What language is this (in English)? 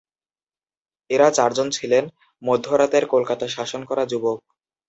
Bangla